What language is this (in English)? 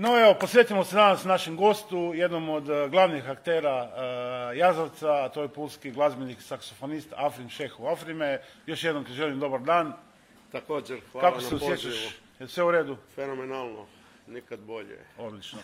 Croatian